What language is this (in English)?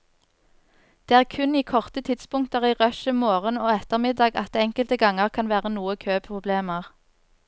Norwegian